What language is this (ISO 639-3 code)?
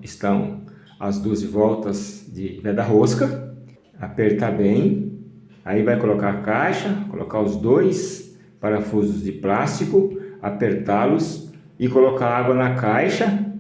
por